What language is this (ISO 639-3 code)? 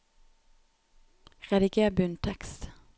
nor